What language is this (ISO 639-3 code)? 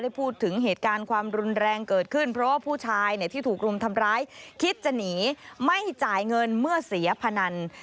tha